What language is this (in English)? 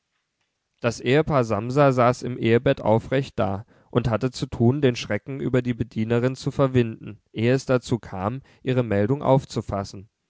German